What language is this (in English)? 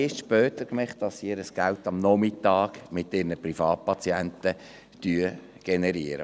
Swiss German